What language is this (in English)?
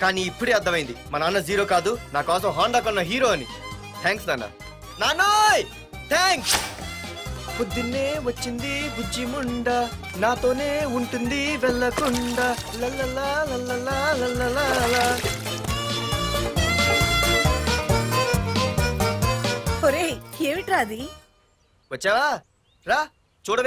Telugu